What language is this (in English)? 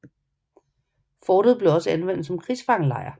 Danish